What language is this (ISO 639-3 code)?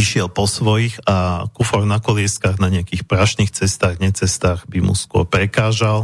slk